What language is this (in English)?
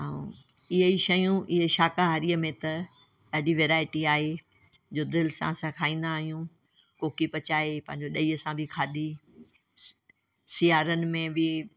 Sindhi